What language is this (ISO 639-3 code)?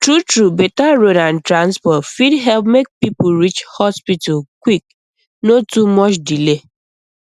pcm